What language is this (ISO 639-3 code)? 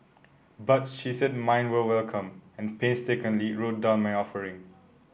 eng